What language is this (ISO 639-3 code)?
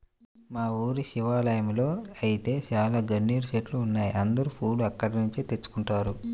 tel